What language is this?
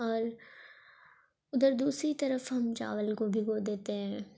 Urdu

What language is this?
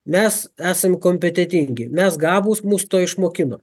Lithuanian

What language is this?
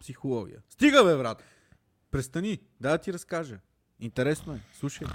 Bulgarian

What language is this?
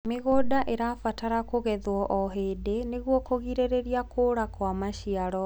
Kikuyu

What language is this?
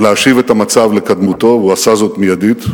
Hebrew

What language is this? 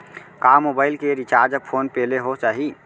Chhattisgarhi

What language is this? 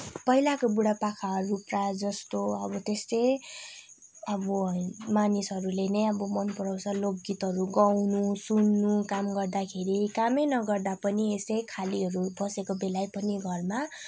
Nepali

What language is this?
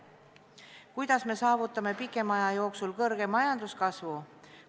Estonian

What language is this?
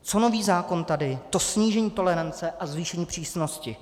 Czech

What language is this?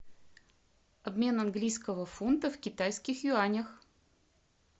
Russian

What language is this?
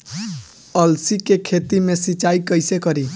Bhojpuri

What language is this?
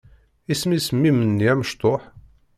Kabyle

